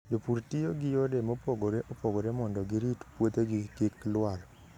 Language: Luo (Kenya and Tanzania)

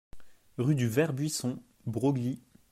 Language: French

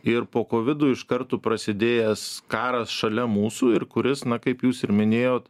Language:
Lithuanian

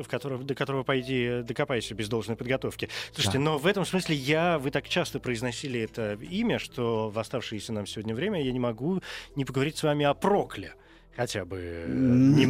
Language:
Russian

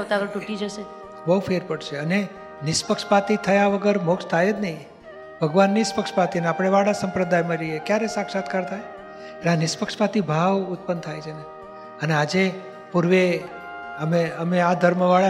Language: Gujarati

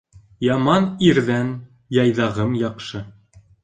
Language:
Bashkir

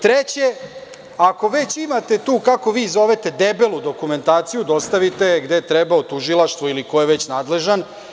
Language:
Serbian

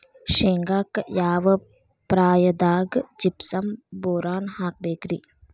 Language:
Kannada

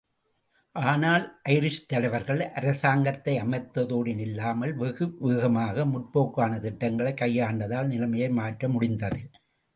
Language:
Tamil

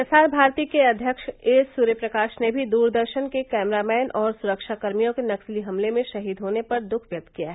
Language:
Hindi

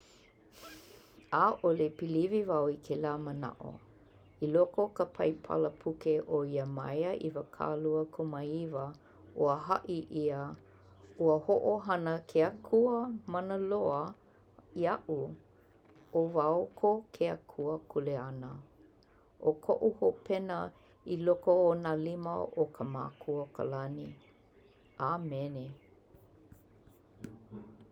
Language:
Hawaiian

